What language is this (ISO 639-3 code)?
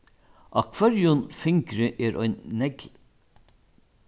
fao